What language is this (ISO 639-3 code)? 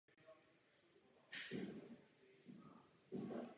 ces